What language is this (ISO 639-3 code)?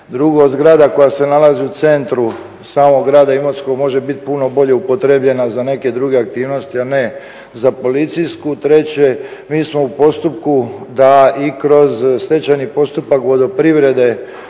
hrv